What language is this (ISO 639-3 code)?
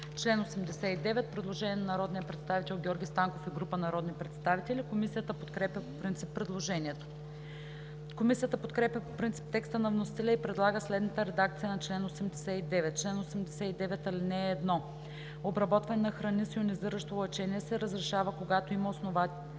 bul